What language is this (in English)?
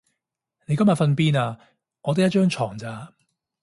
Cantonese